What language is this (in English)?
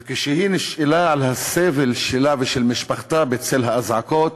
Hebrew